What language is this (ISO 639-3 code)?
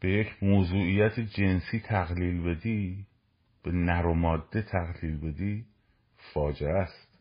fas